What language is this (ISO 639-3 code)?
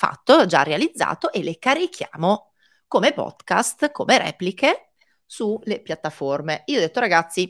ita